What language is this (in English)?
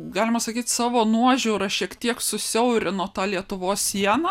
Lithuanian